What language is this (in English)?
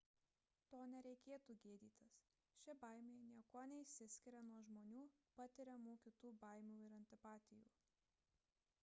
Lithuanian